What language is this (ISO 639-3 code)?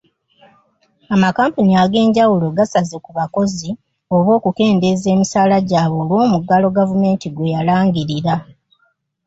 lug